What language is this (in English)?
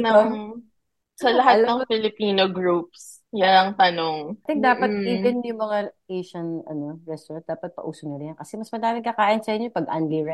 Filipino